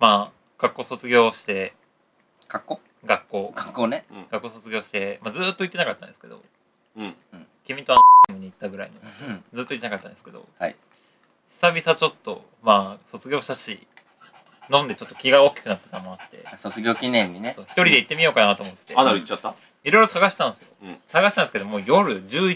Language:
Japanese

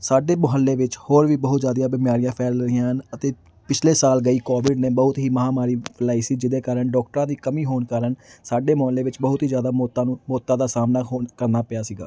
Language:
Punjabi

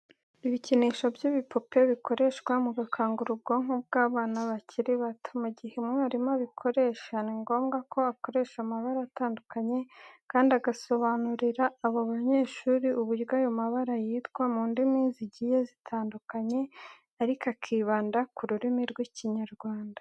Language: Kinyarwanda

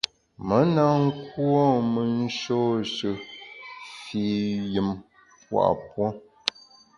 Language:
Bamun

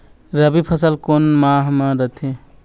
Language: Chhattisgarhi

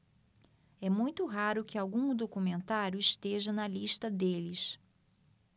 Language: Portuguese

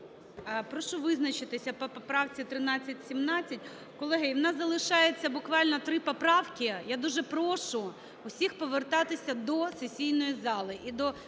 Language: Ukrainian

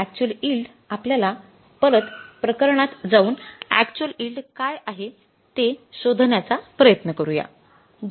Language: Marathi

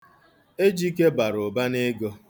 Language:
Igbo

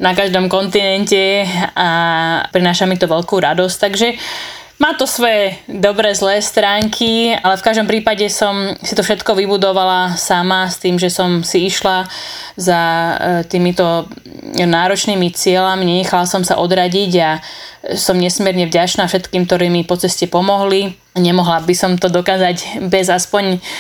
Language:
Slovak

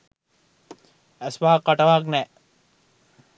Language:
Sinhala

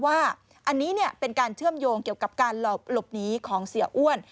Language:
Thai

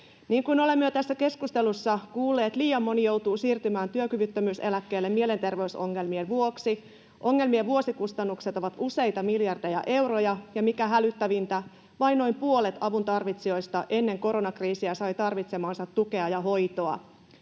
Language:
Finnish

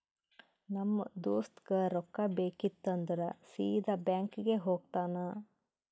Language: Kannada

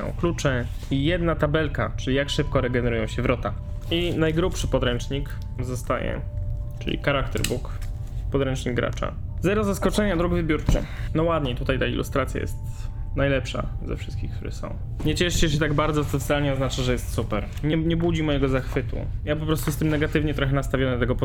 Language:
Polish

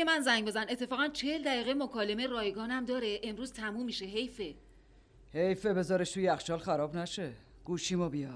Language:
Persian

